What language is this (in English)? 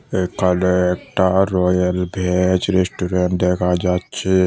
Bangla